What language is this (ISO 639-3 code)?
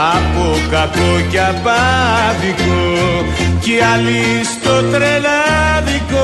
ell